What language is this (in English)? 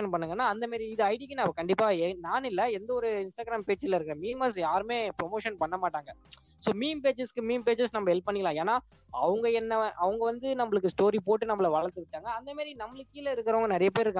Tamil